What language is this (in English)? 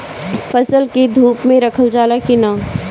Bhojpuri